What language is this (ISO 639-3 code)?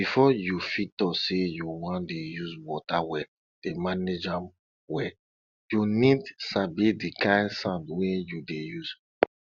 pcm